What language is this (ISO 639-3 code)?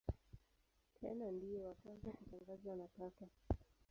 swa